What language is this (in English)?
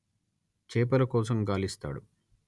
Telugu